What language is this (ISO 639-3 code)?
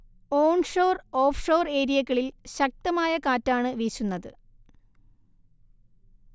mal